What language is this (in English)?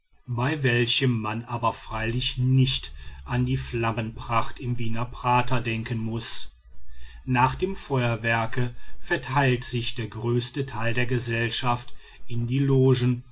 German